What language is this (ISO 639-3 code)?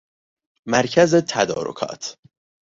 fas